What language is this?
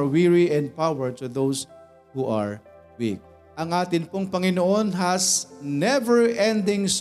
Filipino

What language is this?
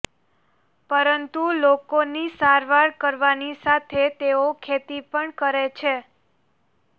Gujarati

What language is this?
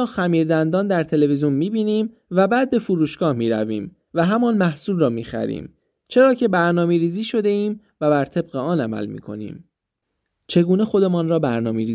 Persian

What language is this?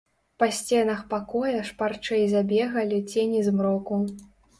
Belarusian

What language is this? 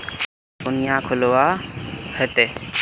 Magahi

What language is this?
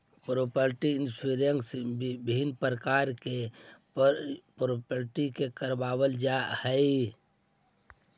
Magahi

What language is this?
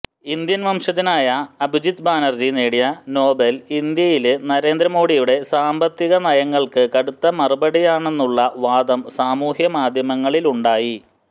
Malayalam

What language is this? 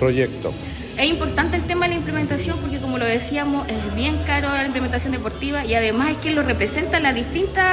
Spanish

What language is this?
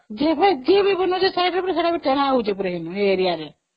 Odia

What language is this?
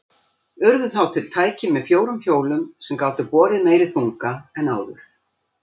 Icelandic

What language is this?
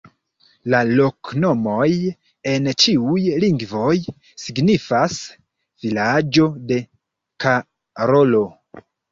Esperanto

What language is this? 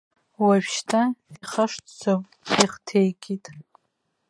Abkhazian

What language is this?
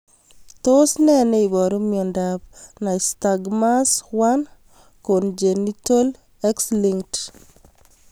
Kalenjin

